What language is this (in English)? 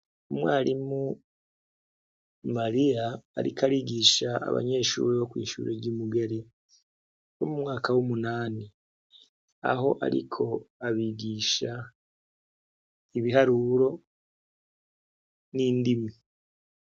Rundi